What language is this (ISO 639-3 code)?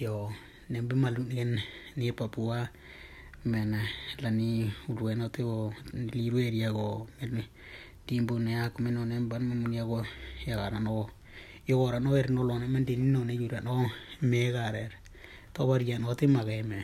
ind